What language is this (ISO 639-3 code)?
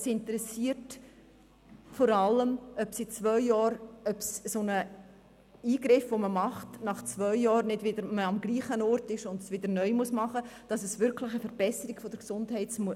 gsw